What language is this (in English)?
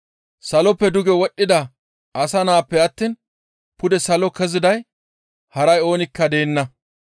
Gamo